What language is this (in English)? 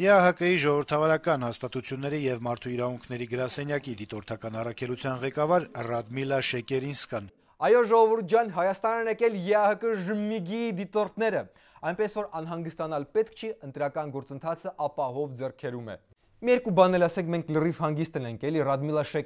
Turkish